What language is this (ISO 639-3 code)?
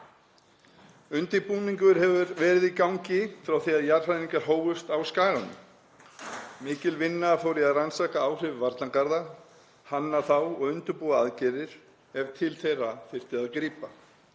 isl